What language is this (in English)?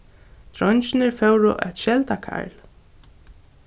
Faroese